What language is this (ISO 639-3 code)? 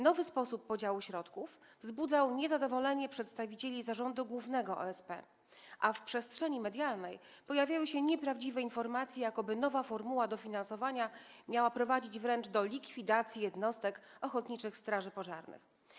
pol